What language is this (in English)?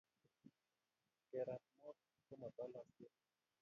Kalenjin